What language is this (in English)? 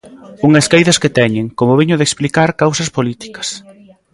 Galician